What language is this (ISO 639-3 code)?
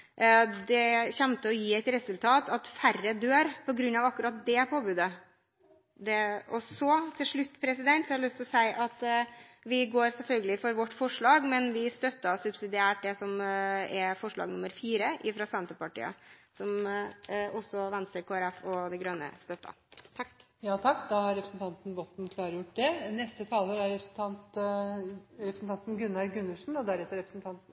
nor